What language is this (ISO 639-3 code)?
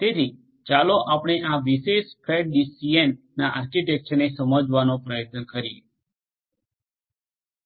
guj